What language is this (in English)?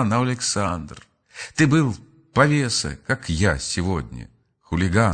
Russian